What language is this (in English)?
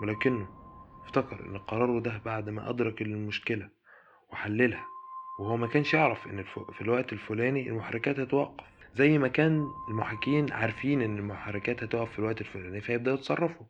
Arabic